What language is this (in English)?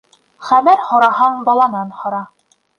Bashkir